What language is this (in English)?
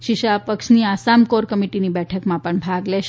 Gujarati